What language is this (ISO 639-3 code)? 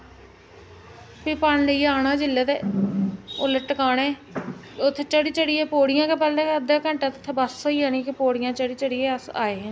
doi